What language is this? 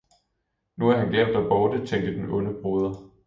Danish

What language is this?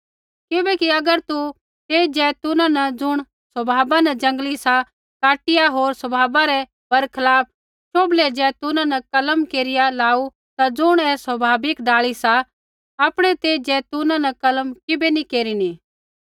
Kullu Pahari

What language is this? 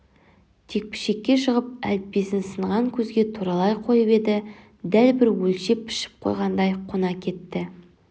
Kazakh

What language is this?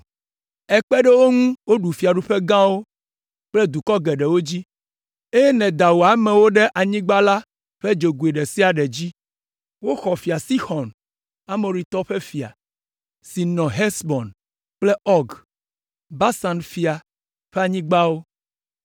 Ewe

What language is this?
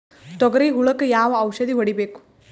Kannada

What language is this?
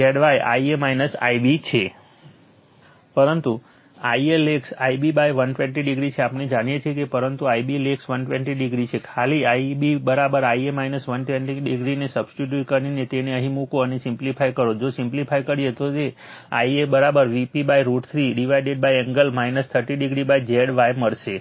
Gujarati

